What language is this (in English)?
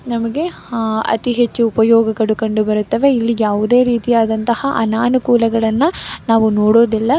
Kannada